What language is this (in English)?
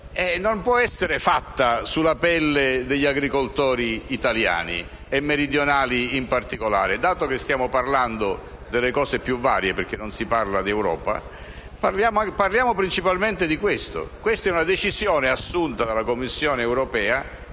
Italian